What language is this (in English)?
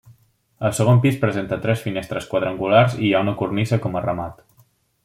Catalan